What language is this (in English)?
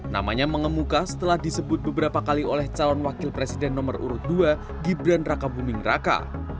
Indonesian